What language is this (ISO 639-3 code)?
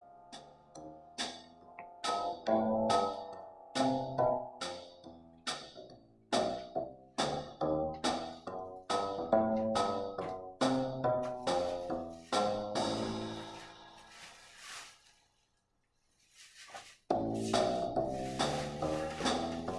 eng